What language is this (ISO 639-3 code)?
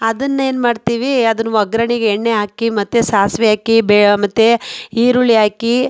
kan